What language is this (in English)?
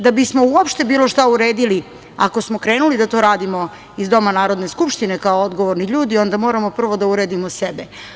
Serbian